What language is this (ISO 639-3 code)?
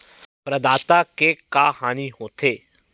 hne